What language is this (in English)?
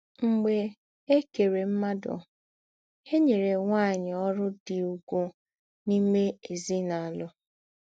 Igbo